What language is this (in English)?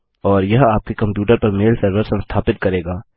Hindi